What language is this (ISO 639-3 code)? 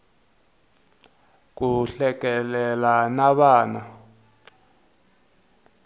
tso